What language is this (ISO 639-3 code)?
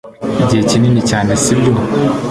kin